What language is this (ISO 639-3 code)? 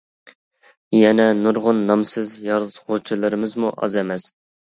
uig